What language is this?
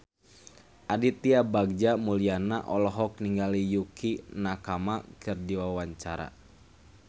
Sundanese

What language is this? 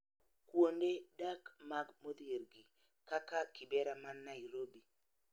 Luo (Kenya and Tanzania)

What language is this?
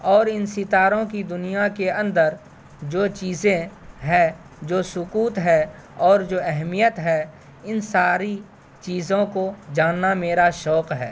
Urdu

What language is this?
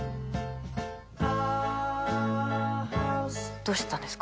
Japanese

